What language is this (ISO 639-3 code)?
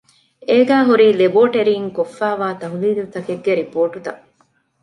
div